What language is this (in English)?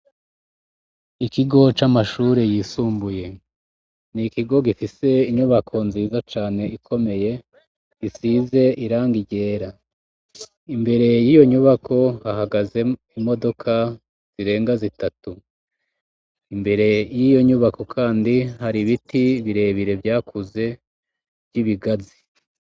Rundi